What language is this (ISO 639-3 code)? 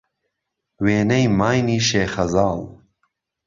ckb